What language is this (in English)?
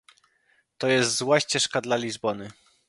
Polish